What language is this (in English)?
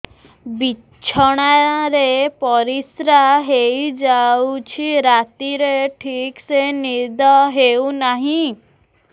Odia